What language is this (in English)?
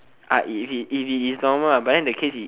English